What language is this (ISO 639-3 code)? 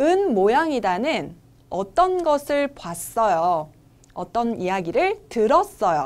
kor